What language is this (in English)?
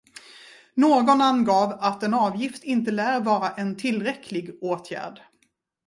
Swedish